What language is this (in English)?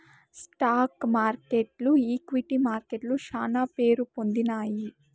Telugu